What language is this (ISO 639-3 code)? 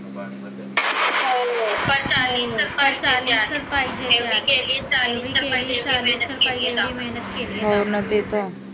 mar